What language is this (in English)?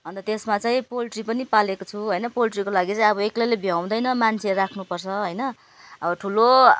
Nepali